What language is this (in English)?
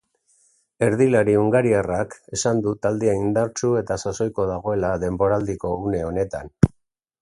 Basque